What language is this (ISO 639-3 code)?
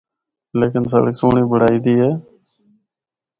hno